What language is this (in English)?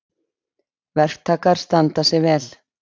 Icelandic